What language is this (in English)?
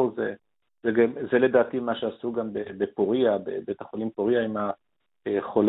Hebrew